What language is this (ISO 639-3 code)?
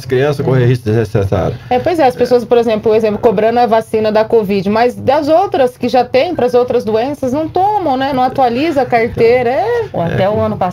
por